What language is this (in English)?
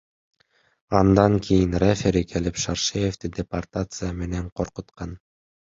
Kyrgyz